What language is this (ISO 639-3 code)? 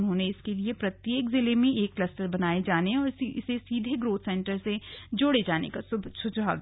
hin